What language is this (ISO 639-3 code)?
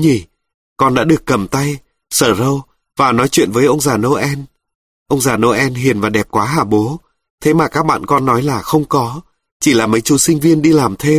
vie